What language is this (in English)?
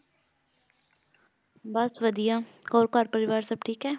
Punjabi